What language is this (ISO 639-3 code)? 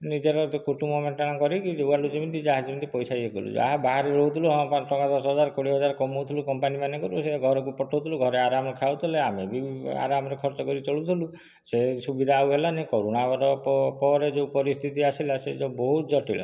ori